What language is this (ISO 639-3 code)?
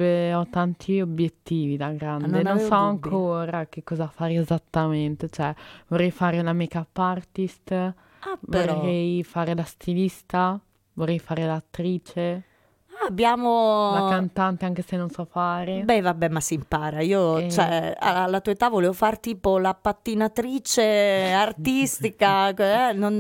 ita